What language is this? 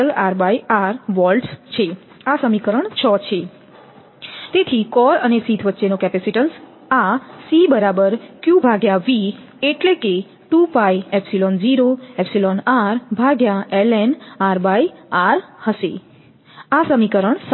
Gujarati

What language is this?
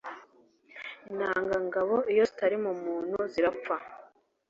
Kinyarwanda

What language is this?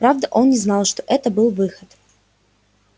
Russian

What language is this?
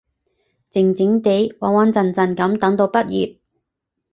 Cantonese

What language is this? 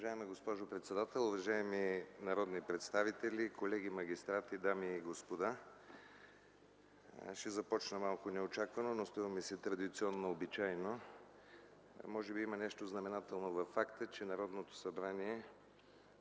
Bulgarian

